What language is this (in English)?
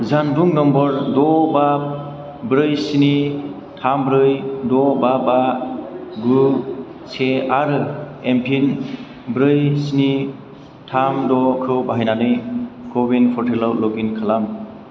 Bodo